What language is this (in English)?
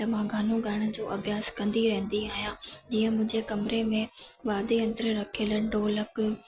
Sindhi